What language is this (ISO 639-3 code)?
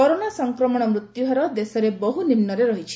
ori